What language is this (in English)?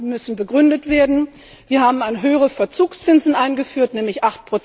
German